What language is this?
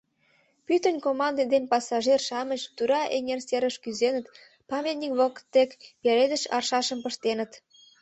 Mari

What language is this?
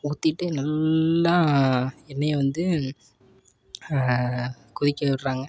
Tamil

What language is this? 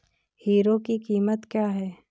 Hindi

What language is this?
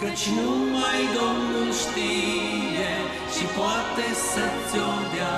Romanian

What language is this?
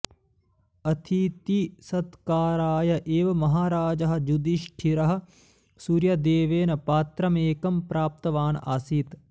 Sanskrit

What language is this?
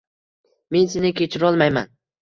Uzbek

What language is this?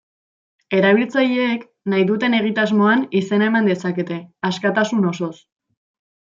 Basque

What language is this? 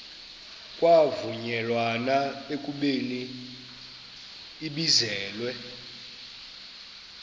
Xhosa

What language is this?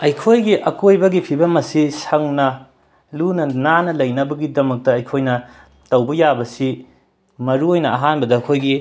Manipuri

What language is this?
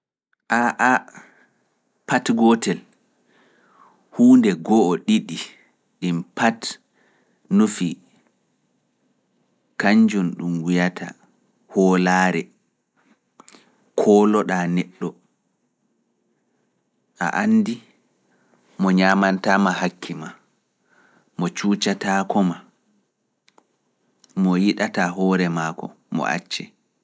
Fula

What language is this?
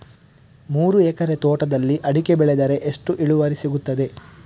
Kannada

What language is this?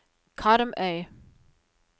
Norwegian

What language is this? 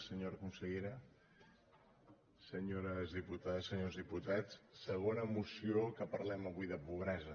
Catalan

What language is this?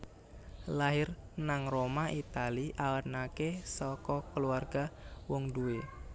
Javanese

